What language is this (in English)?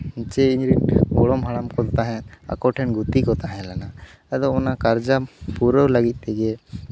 Santali